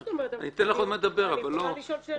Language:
Hebrew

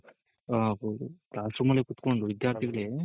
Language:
Kannada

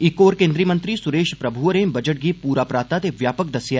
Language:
Dogri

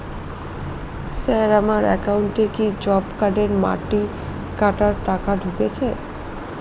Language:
Bangla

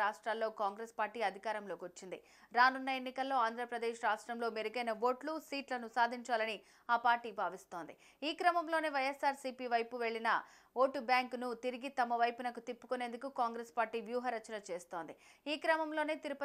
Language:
Telugu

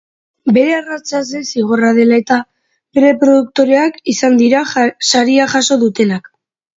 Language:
Basque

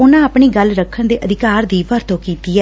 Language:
Punjabi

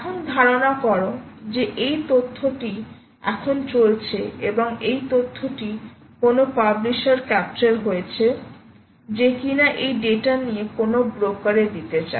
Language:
Bangla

